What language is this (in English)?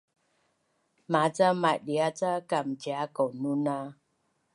Bunun